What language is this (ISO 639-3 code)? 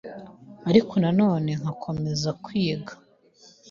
kin